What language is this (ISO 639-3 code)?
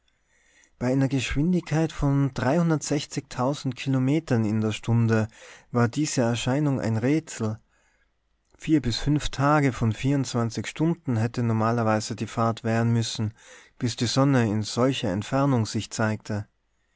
deu